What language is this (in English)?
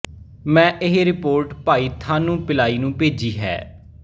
Punjabi